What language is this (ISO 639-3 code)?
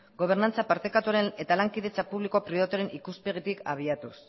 eus